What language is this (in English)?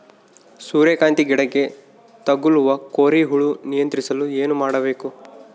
Kannada